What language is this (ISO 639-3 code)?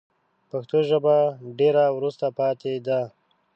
pus